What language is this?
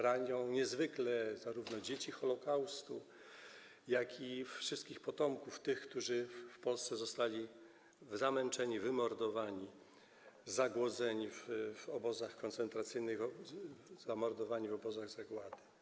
Polish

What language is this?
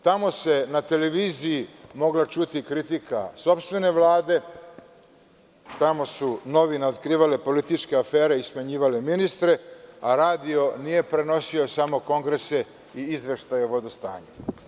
Serbian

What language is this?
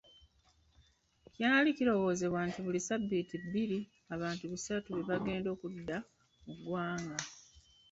Ganda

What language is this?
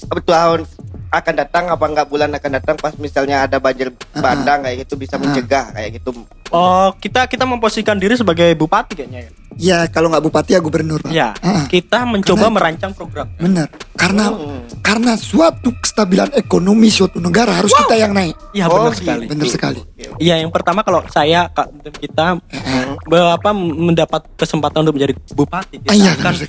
Indonesian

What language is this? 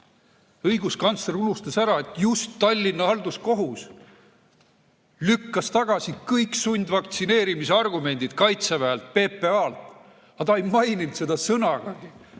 Estonian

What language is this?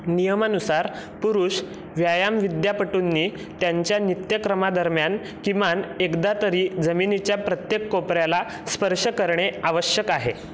Marathi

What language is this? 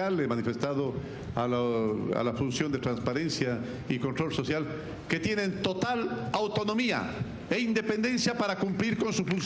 Spanish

